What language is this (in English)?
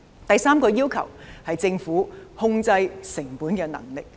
Cantonese